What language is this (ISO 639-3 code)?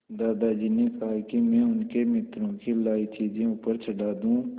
hin